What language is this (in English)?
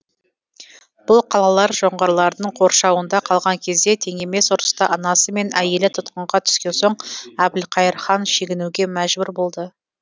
Kazakh